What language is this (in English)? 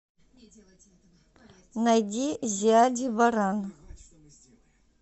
Russian